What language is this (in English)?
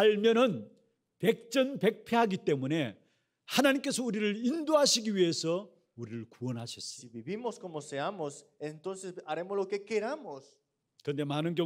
Korean